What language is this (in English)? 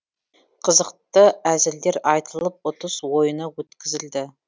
Kazakh